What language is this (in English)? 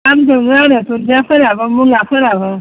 Bodo